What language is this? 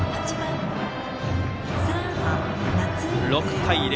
Japanese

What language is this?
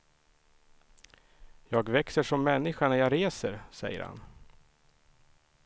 Swedish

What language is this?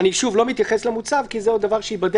Hebrew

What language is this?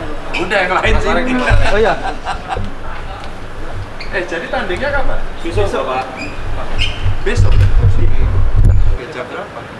Indonesian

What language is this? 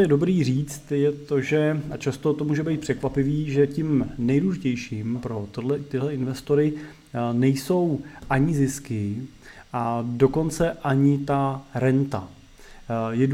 Czech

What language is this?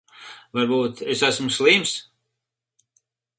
Latvian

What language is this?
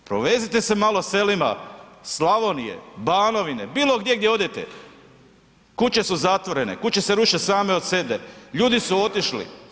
Croatian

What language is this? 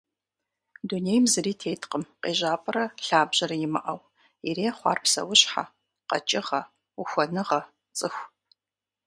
Kabardian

